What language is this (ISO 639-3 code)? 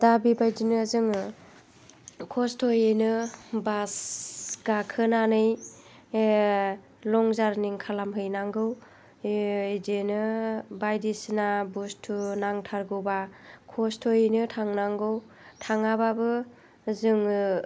brx